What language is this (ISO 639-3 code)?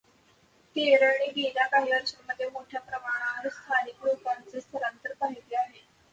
mar